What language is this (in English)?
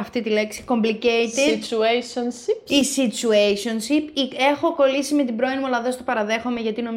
Greek